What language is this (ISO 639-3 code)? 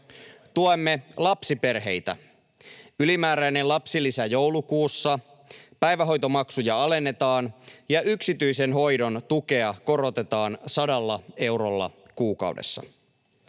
fin